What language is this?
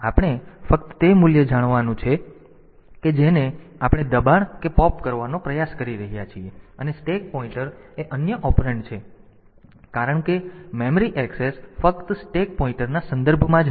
Gujarati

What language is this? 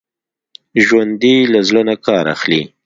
Pashto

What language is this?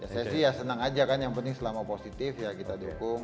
Indonesian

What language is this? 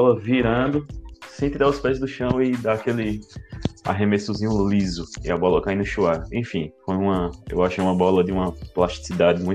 Portuguese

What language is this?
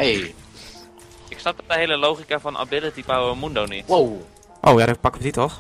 Dutch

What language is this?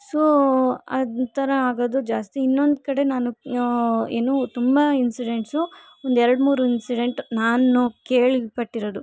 Kannada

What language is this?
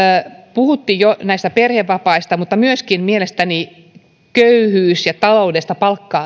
Finnish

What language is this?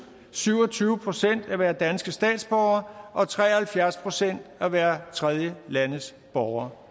Danish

